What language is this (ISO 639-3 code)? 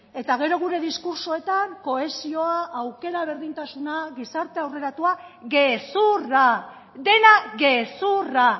eus